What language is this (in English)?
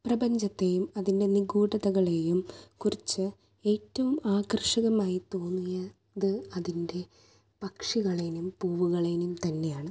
Malayalam